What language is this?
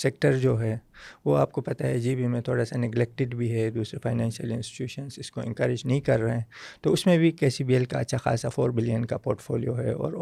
Urdu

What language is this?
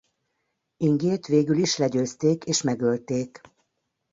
Hungarian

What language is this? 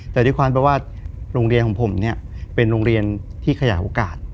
Thai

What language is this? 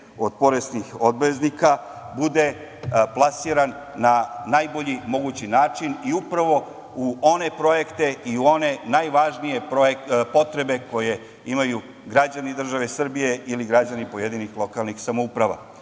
Serbian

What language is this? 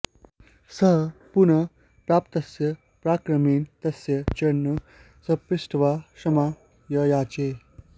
Sanskrit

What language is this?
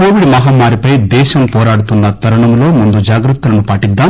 Telugu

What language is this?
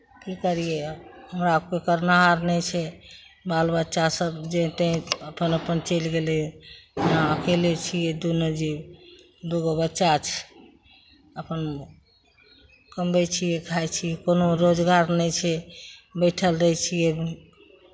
Maithili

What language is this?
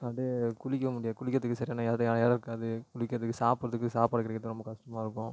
Tamil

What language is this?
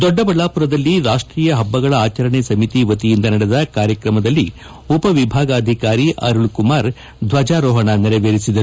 Kannada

